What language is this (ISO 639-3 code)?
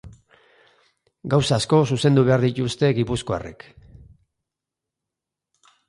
eus